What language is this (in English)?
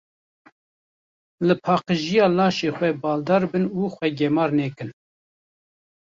Kurdish